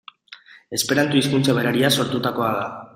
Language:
Basque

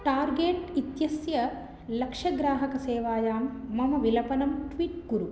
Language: Sanskrit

